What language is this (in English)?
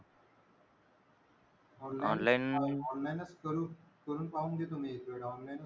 Marathi